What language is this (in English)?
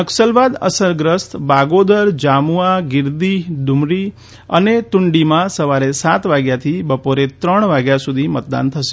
Gujarati